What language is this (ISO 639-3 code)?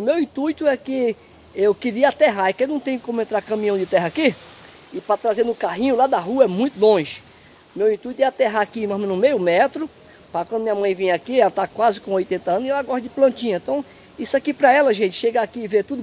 por